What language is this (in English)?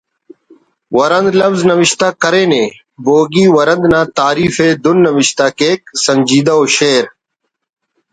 Brahui